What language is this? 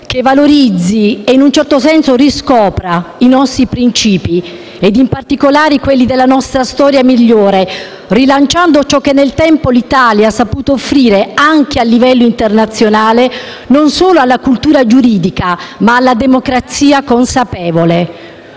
Italian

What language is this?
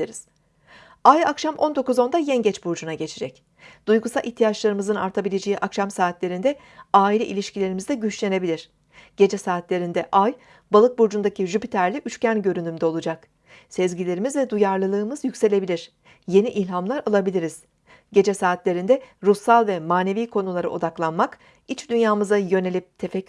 Turkish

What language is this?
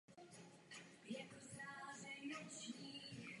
Czech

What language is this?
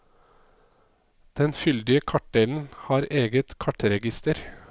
Norwegian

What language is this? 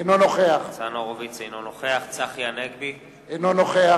Hebrew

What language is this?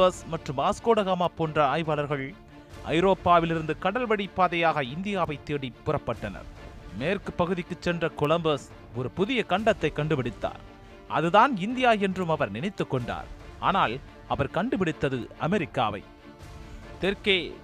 Tamil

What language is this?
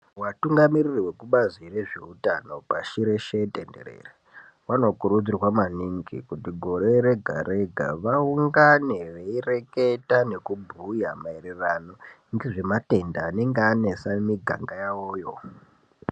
Ndau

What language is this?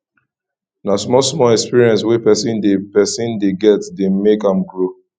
Nigerian Pidgin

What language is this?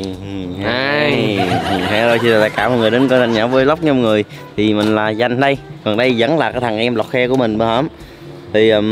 Vietnamese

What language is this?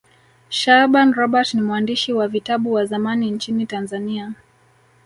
Swahili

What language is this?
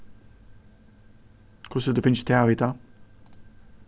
Faroese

